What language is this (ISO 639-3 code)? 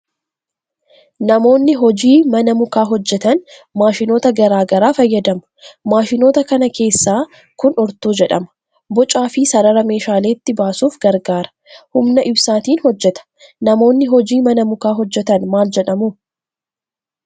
orm